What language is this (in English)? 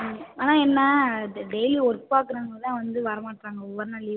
Tamil